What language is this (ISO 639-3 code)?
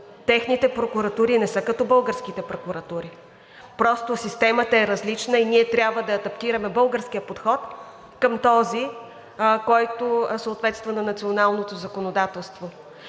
bul